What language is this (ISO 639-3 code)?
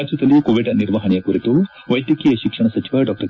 kan